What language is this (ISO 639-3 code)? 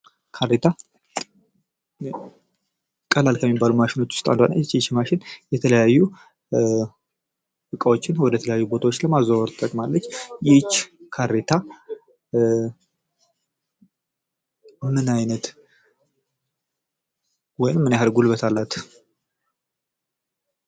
amh